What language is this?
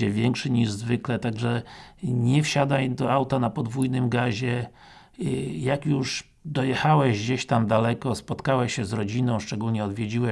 Polish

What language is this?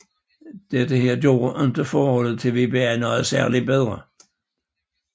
Danish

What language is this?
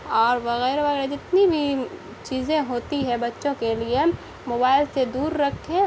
Urdu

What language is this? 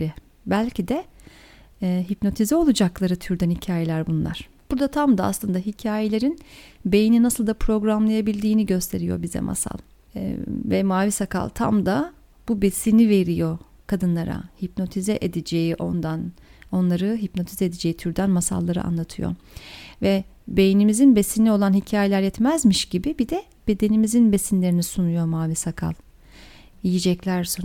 Turkish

